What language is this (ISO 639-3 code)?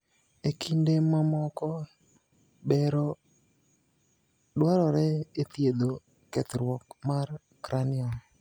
luo